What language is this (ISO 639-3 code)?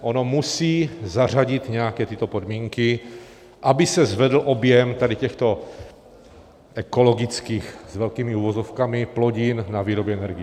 ces